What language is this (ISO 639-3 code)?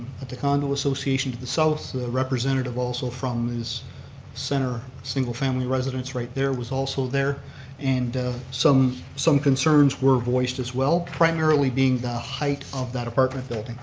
eng